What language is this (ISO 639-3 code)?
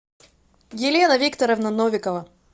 rus